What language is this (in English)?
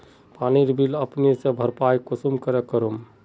Magahi